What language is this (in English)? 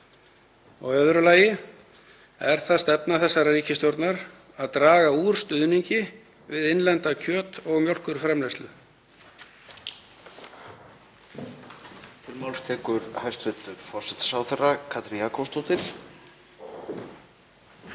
Icelandic